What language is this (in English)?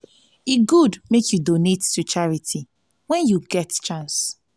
Nigerian Pidgin